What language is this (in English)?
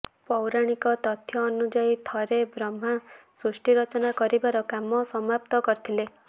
Odia